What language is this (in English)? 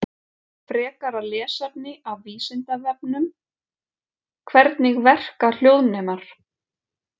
Icelandic